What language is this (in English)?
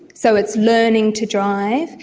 English